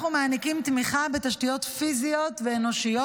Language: Hebrew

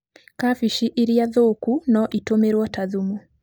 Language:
Kikuyu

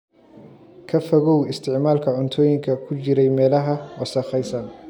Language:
Somali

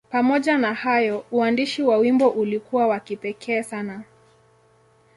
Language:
Swahili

